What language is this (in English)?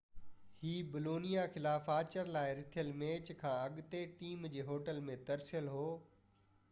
Sindhi